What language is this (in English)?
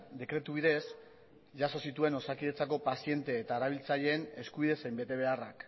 Basque